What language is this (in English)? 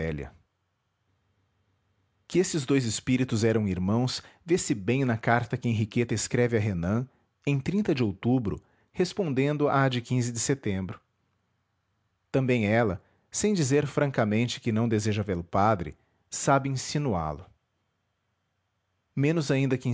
Portuguese